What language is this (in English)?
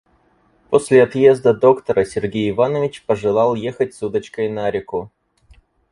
Russian